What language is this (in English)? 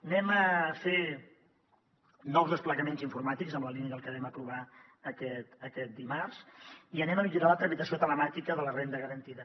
Catalan